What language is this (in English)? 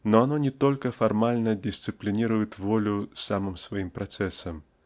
Russian